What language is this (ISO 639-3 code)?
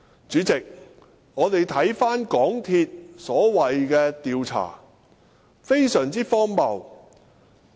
yue